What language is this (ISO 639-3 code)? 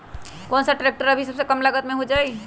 mag